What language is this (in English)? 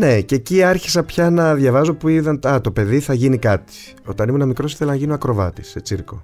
Greek